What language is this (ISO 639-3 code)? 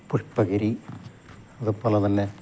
mal